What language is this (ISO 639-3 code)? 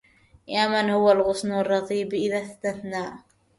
ara